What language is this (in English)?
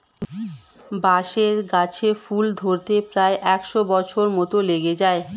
Bangla